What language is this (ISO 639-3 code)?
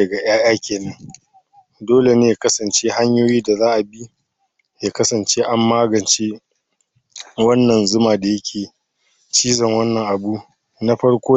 hau